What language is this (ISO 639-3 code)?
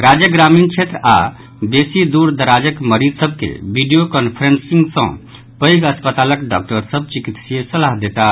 mai